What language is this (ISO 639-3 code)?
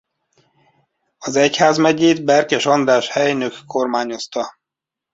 hun